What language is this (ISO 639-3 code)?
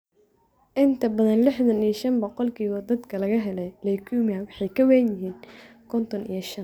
som